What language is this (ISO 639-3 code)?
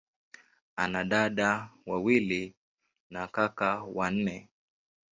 swa